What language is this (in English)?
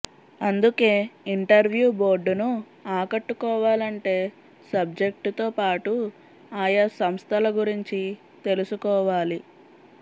Telugu